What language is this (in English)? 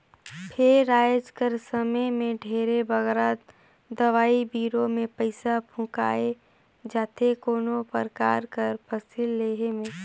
Chhattisgarhi